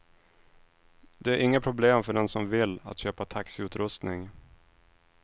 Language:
Swedish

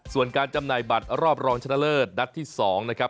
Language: Thai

